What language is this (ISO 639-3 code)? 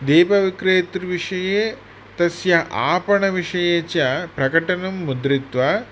san